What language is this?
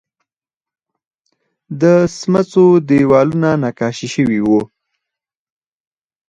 Pashto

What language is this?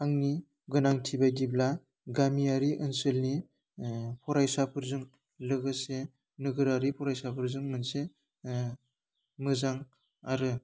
Bodo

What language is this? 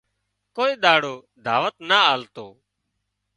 Wadiyara Koli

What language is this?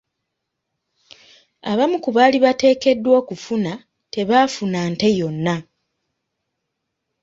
Ganda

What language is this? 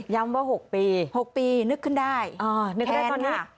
Thai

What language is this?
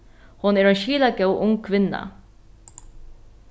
Faroese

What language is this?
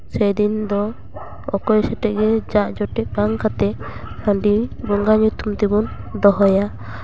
Santali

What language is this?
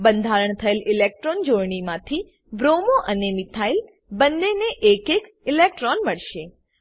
Gujarati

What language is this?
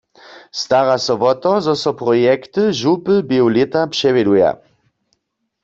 Upper Sorbian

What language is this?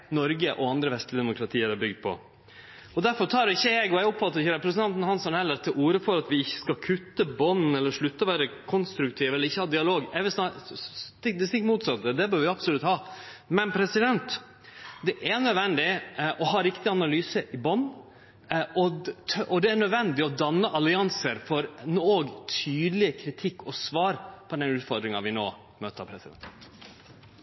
Norwegian Nynorsk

